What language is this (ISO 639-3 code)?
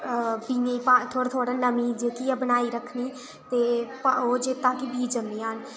doi